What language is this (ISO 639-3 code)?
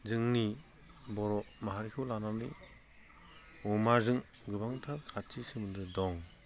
brx